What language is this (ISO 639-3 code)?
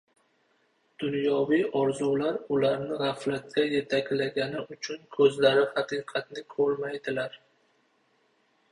uzb